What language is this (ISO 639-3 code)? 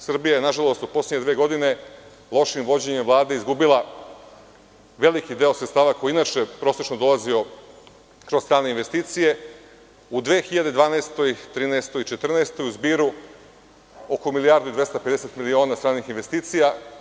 srp